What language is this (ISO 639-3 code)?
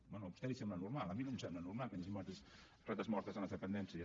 cat